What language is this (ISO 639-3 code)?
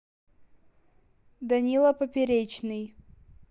rus